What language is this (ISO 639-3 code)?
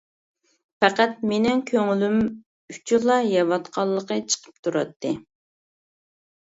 uig